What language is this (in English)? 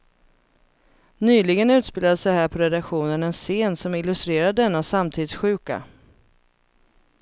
Swedish